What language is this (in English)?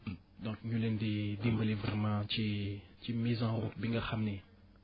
Wolof